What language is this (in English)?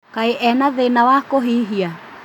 Kikuyu